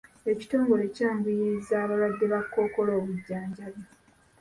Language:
Ganda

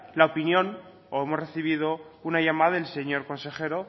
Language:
Spanish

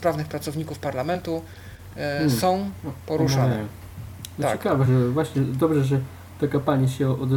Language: Polish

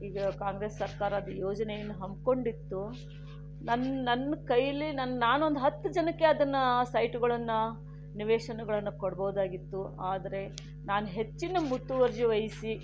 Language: Kannada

